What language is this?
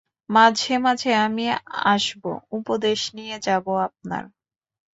Bangla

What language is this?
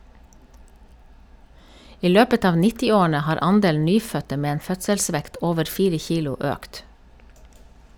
Norwegian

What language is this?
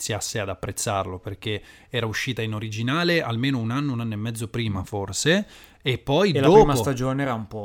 Italian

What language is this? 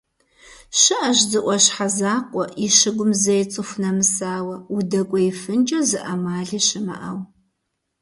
Kabardian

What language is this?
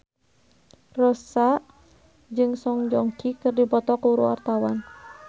Sundanese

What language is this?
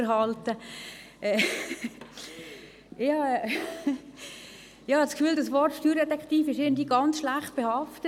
Swiss German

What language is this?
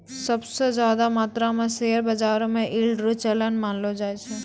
Maithili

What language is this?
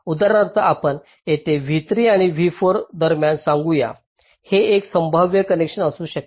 Marathi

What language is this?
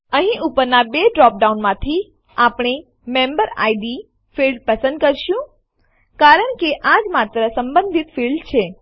Gujarati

